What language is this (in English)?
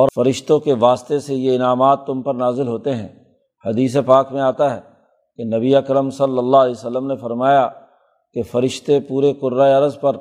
Urdu